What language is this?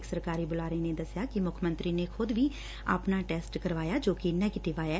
Punjabi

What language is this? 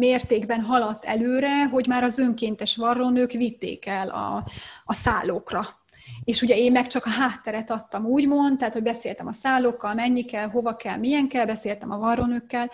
Hungarian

